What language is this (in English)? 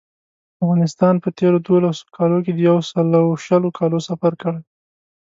Pashto